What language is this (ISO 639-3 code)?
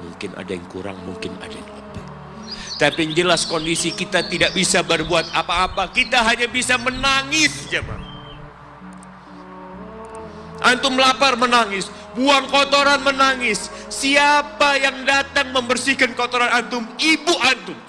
ind